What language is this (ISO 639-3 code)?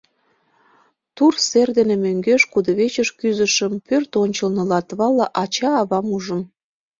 chm